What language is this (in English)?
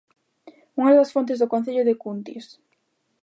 Galician